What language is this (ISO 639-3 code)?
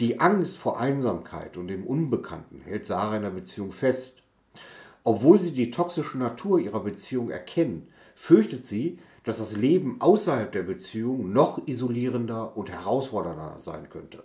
deu